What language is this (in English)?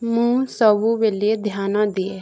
Odia